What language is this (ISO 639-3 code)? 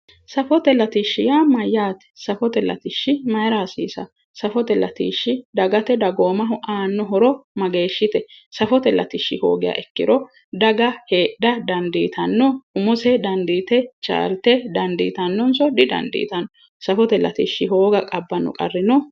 sid